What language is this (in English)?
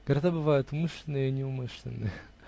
Russian